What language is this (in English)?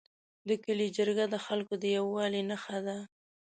Pashto